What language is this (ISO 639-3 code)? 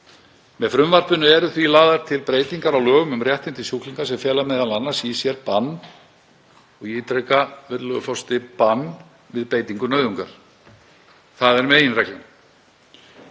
isl